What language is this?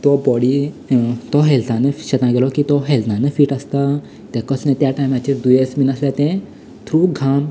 Konkani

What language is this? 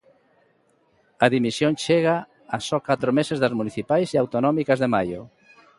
Galician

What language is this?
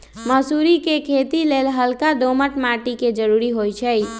Magahi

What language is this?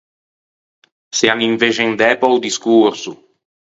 Ligurian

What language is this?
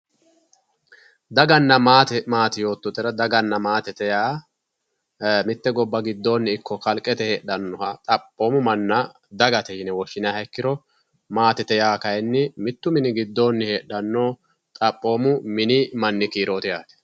Sidamo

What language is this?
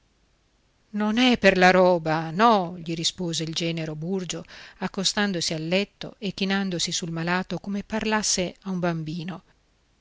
Italian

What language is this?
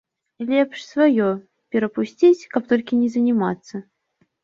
Belarusian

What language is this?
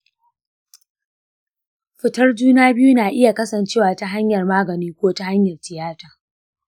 Hausa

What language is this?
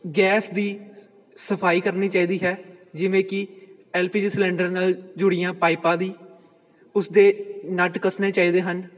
Punjabi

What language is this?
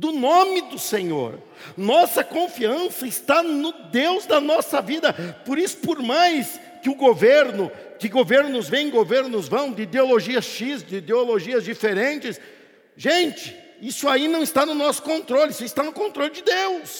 Portuguese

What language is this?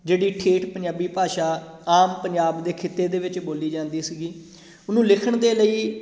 Punjabi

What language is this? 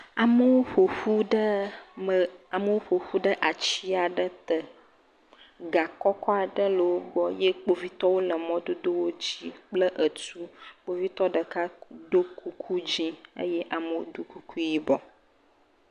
Ewe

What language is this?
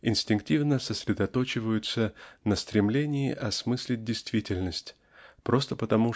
Russian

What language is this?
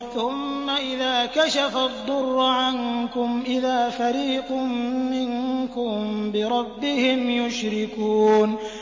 Arabic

